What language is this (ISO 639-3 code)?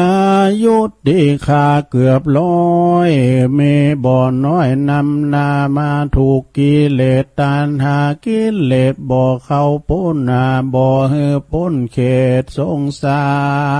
tha